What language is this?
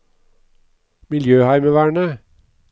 Norwegian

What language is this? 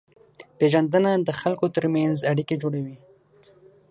Pashto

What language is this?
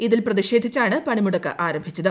Malayalam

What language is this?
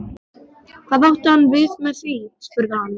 Icelandic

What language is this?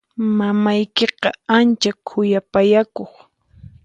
Puno Quechua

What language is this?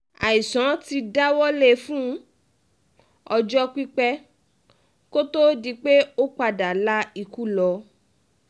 Yoruba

